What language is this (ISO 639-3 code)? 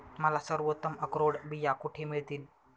mar